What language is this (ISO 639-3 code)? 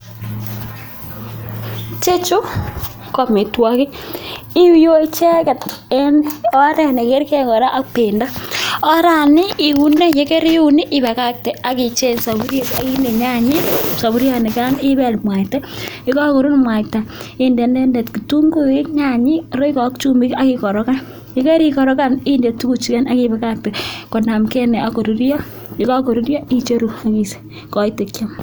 kln